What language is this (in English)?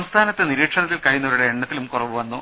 Malayalam